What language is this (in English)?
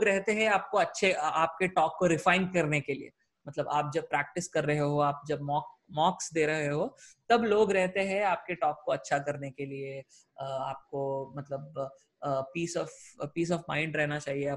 Hindi